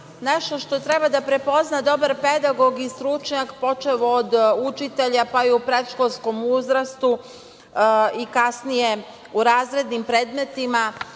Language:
Serbian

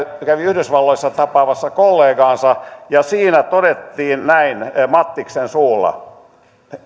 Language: Finnish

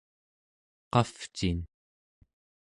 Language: Central Yupik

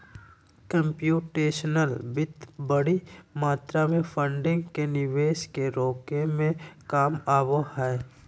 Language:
Magahi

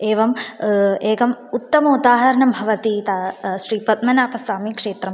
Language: Sanskrit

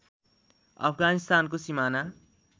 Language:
Nepali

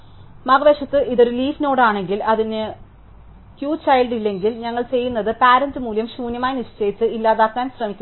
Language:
Malayalam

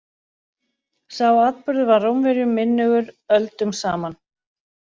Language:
Icelandic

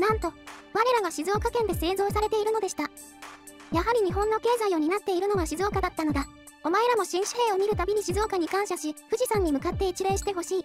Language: Japanese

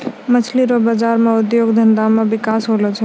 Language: Maithili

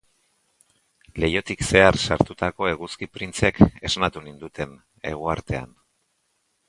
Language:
Basque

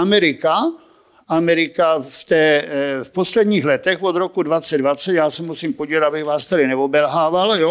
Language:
Czech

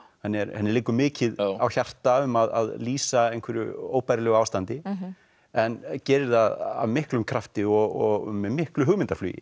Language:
Icelandic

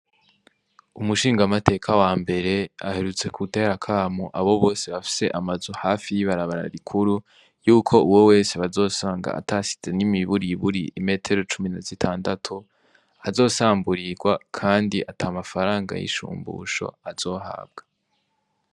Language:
Rundi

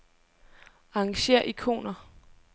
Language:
Danish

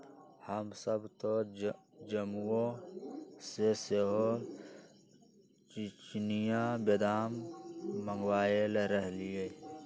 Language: Magahi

